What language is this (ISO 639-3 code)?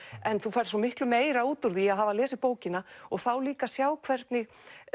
isl